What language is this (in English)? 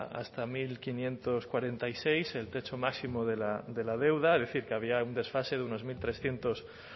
Spanish